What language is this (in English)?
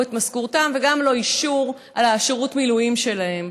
Hebrew